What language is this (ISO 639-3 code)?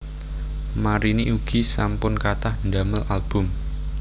jav